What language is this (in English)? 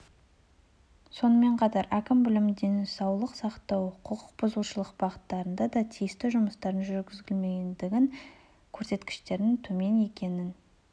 Kazakh